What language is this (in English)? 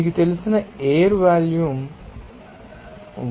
Telugu